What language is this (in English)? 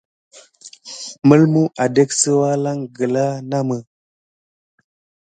Gidar